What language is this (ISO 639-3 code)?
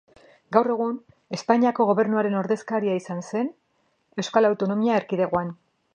eus